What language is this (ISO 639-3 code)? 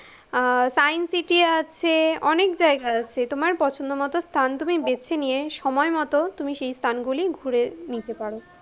ben